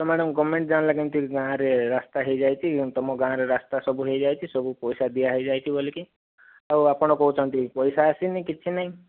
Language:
Odia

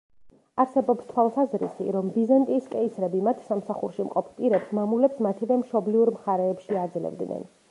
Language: Georgian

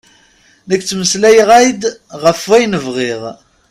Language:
Kabyle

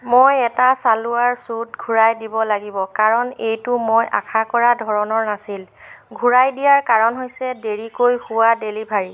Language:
Assamese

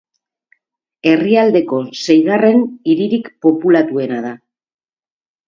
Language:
Basque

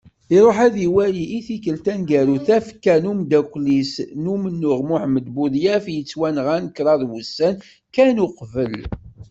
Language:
Kabyle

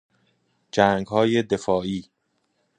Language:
Persian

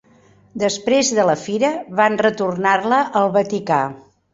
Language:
Catalan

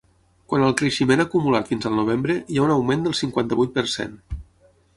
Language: Catalan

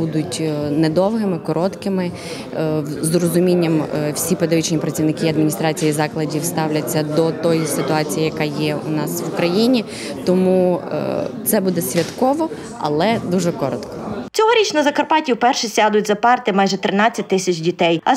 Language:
Ukrainian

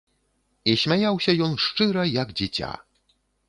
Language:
Belarusian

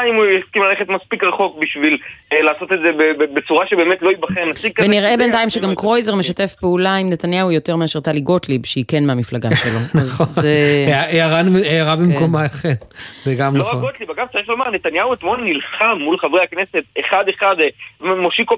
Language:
Hebrew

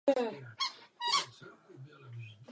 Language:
Czech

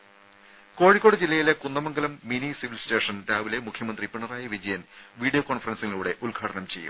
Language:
Malayalam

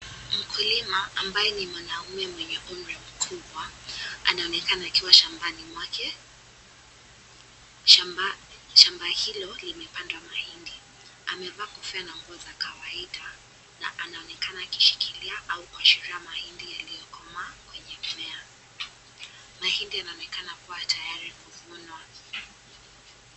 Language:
Swahili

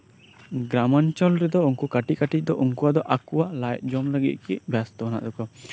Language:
Santali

